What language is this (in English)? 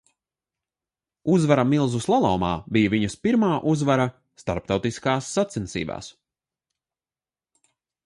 Latvian